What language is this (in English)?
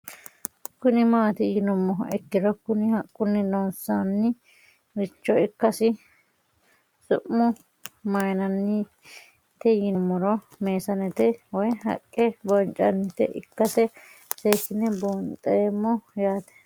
Sidamo